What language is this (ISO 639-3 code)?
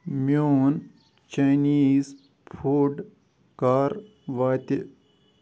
kas